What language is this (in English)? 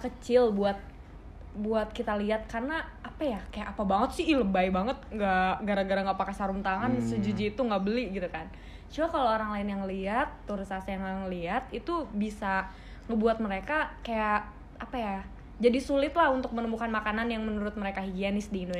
Indonesian